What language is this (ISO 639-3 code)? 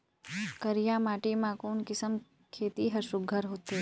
hne